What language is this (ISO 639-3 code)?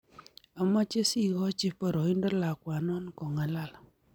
kln